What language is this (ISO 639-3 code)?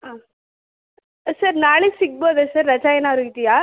kan